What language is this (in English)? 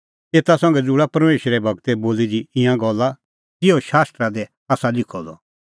Kullu Pahari